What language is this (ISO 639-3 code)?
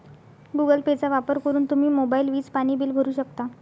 mar